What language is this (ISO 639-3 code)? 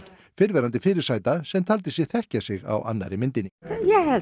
isl